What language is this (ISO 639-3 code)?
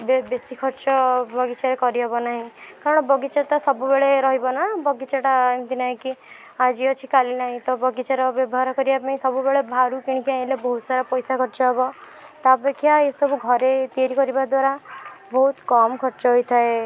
ori